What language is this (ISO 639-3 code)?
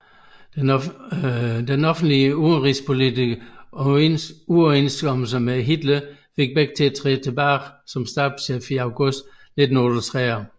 dan